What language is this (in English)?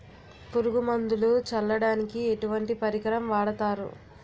Telugu